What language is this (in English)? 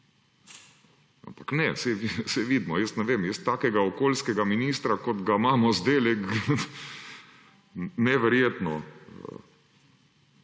Slovenian